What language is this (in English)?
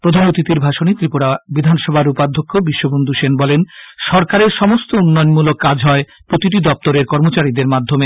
Bangla